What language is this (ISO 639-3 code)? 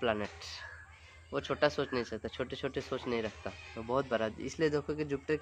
hin